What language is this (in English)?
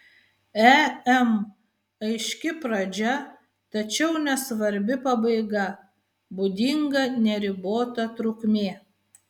Lithuanian